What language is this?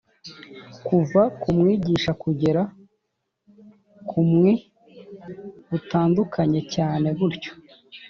Kinyarwanda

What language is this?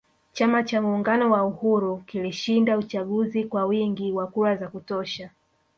Swahili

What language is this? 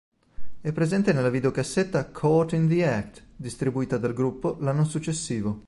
Italian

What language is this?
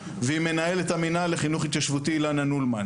Hebrew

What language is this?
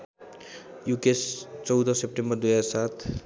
Nepali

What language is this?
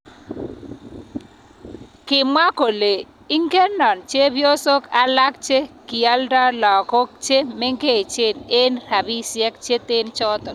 Kalenjin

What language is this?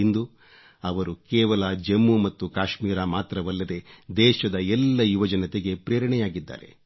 Kannada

